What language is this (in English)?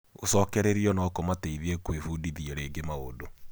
Kikuyu